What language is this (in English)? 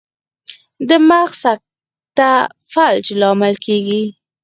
Pashto